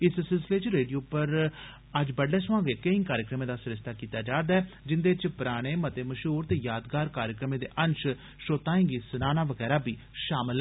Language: Dogri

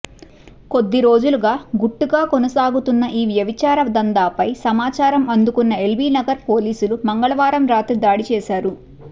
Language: Telugu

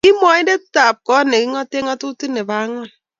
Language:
Kalenjin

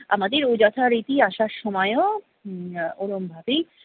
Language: Bangla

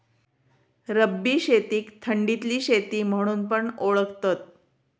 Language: Marathi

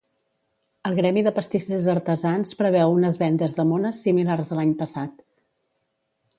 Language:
Catalan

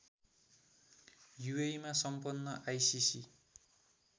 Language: Nepali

